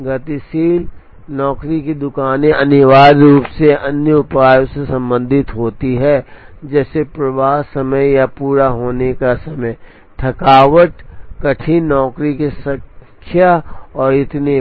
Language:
Hindi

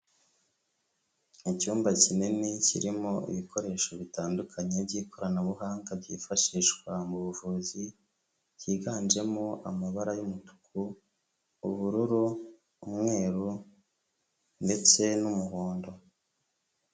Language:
Kinyarwanda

